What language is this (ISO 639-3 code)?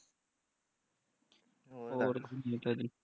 pan